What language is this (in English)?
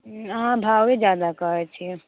Maithili